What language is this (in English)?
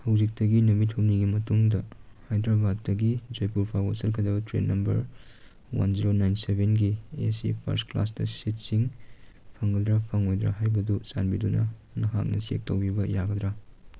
Manipuri